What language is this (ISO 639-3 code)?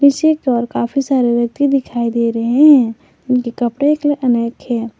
hin